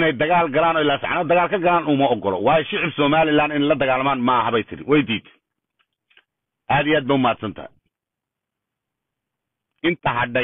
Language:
Arabic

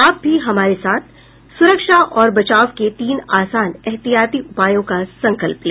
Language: Hindi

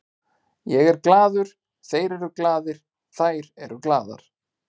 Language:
Icelandic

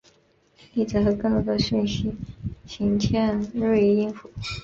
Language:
Chinese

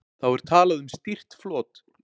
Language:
Icelandic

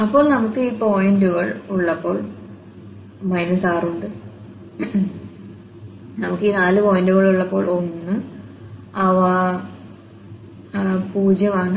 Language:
Malayalam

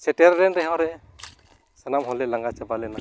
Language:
Santali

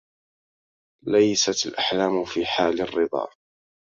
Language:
Arabic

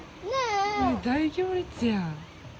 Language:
Japanese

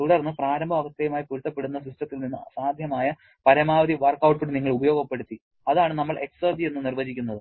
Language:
Malayalam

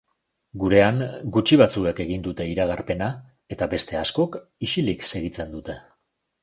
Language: Basque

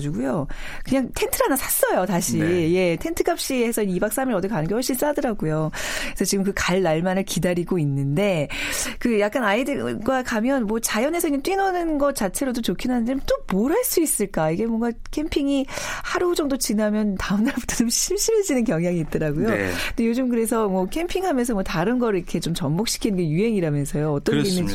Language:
Korean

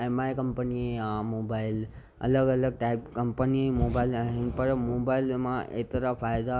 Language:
Sindhi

